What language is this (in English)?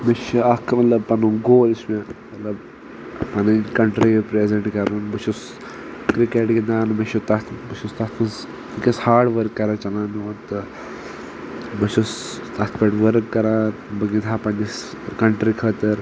Kashmiri